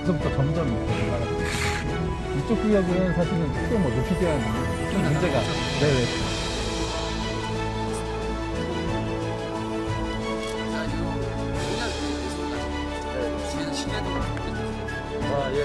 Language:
Korean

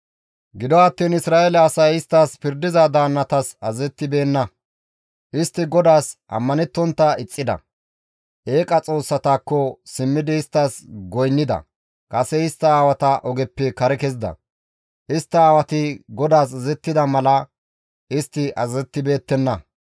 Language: Gamo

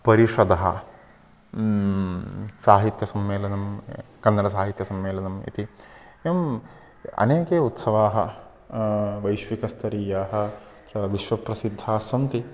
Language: Sanskrit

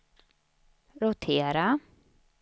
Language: Swedish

